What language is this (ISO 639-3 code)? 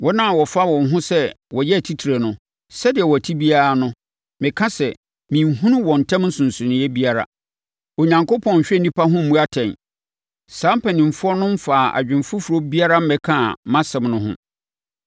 aka